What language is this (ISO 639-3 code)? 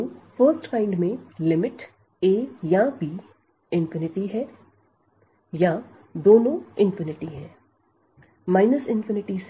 hin